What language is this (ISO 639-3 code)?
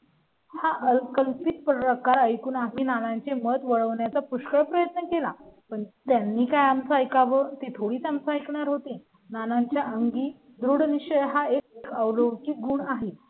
mar